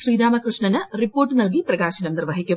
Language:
Malayalam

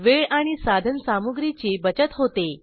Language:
Marathi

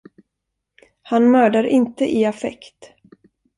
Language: Swedish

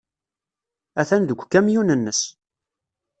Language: Kabyle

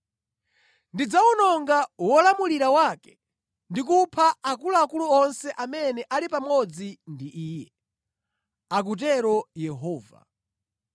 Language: Nyanja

